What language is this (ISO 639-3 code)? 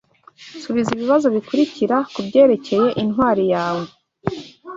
kin